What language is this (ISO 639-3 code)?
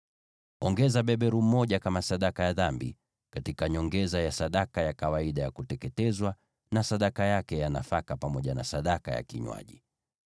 swa